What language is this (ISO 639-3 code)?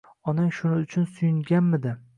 uzb